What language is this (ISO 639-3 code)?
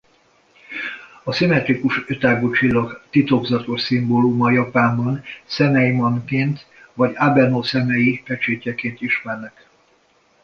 hun